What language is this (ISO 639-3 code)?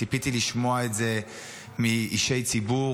heb